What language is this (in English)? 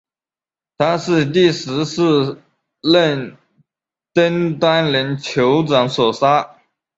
Chinese